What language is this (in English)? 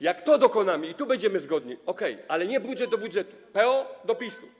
Polish